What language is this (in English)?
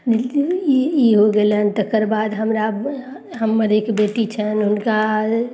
Maithili